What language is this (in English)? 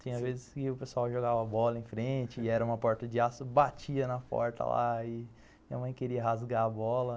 Portuguese